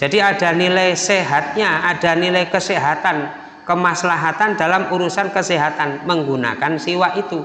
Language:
Indonesian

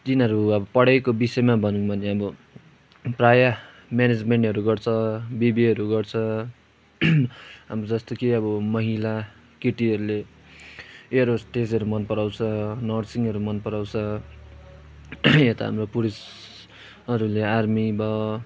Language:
Nepali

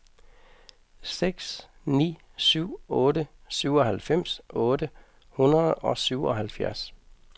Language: Danish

